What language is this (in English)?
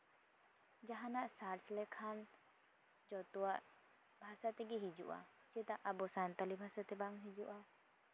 Santali